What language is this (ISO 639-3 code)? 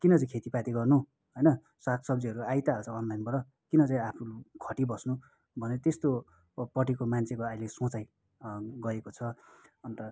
nep